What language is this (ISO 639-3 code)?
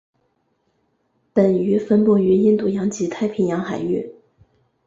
zho